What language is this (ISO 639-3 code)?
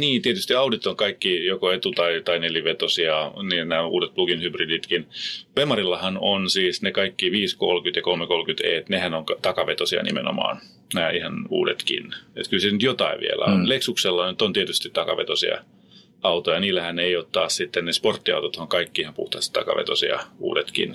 fin